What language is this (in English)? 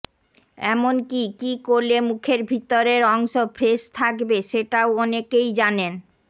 Bangla